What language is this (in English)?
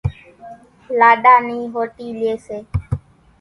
Kachi Koli